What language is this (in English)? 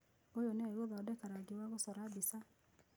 Kikuyu